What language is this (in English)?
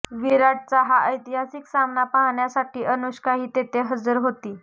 Marathi